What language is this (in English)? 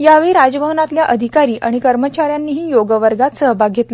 Marathi